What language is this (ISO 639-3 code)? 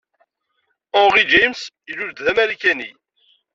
kab